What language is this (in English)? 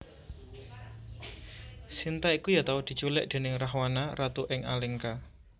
Javanese